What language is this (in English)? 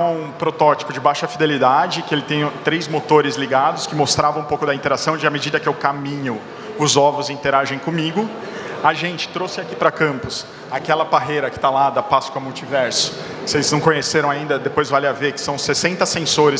Portuguese